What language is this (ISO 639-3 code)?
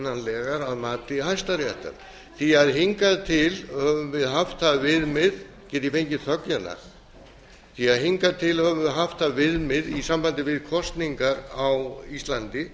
isl